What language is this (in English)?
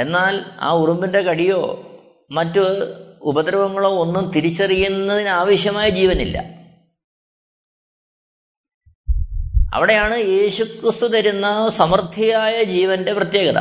Malayalam